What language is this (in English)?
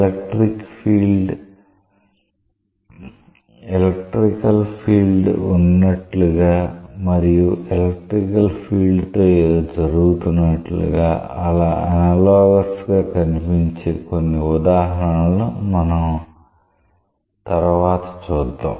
Telugu